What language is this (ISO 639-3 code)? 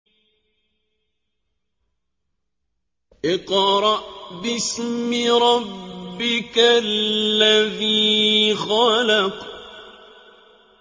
ara